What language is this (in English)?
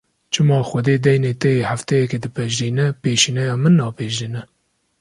Kurdish